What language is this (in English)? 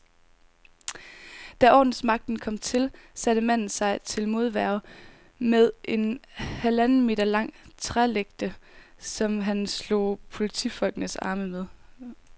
Danish